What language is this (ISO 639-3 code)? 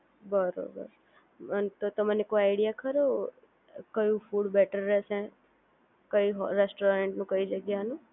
guj